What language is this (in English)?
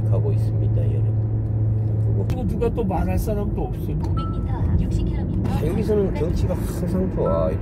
Korean